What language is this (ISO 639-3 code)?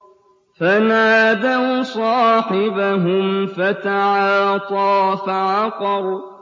ara